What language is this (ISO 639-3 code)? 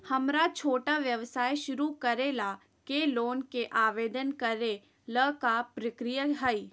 mag